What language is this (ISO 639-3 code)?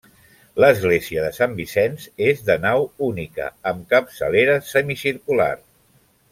cat